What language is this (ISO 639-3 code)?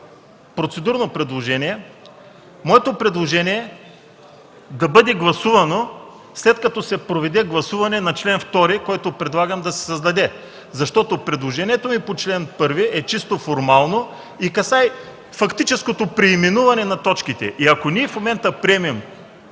bul